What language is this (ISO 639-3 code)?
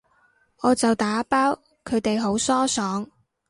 yue